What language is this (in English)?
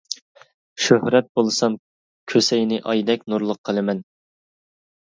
Uyghur